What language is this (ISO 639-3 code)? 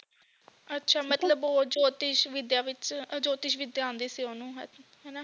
pan